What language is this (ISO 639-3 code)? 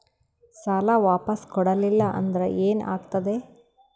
kan